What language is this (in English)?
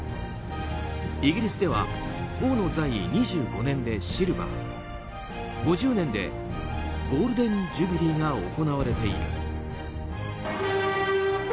Japanese